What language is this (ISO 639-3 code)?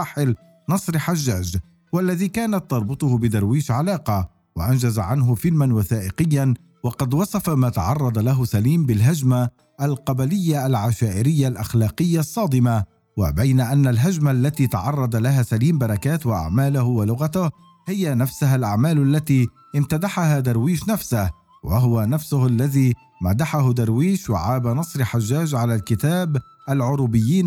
ara